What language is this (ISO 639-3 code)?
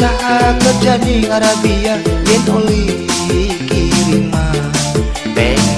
ind